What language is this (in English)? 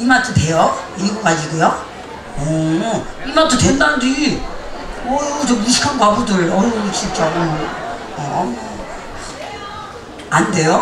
Korean